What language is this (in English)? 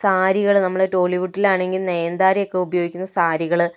Malayalam